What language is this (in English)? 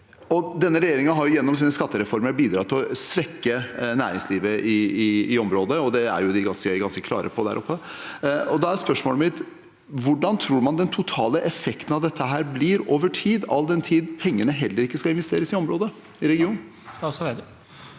Norwegian